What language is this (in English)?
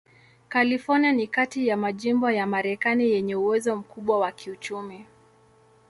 Swahili